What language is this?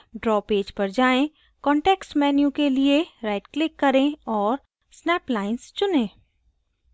Hindi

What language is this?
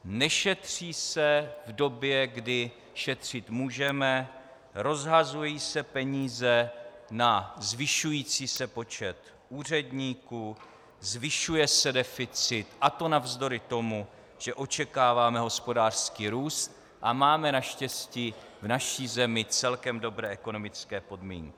Czech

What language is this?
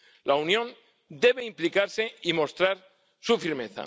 Spanish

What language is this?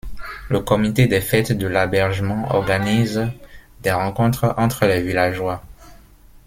French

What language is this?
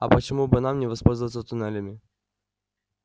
Russian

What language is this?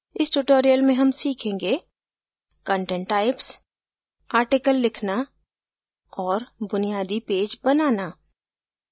Hindi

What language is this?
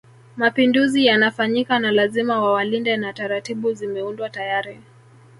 Swahili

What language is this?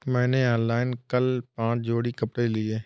Hindi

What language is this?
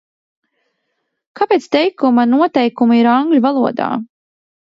Latvian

